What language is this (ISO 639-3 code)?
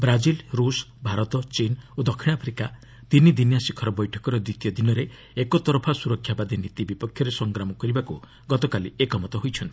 ori